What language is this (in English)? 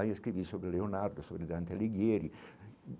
Portuguese